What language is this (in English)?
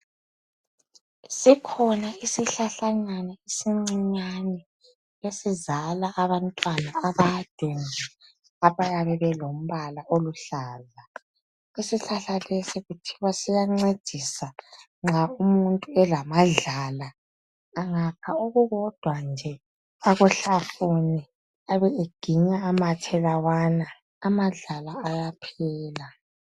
North Ndebele